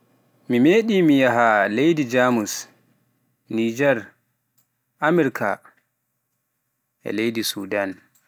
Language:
Pular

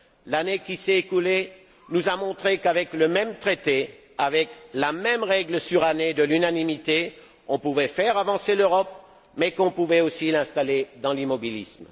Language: French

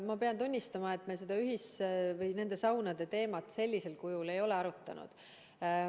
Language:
Estonian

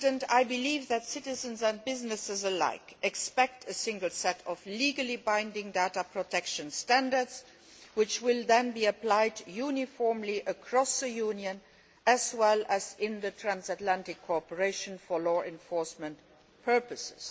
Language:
English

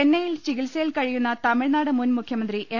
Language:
Malayalam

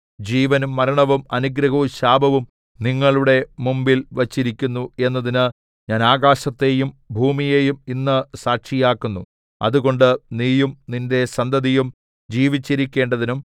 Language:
Malayalam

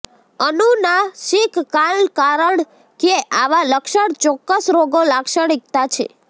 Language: Gujarati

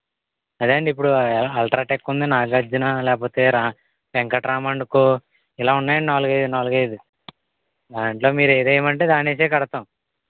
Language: Telugu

